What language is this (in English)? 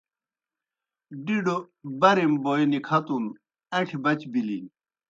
Kohistani Shina